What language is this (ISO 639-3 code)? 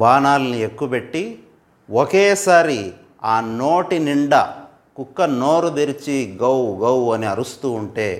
tel